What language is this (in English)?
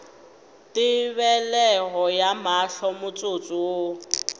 Northern Sotho